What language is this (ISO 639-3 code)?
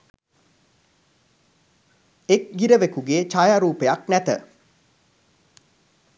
sin